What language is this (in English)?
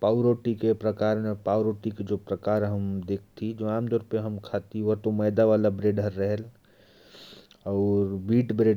Korwa